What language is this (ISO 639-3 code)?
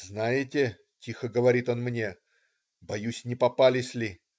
rus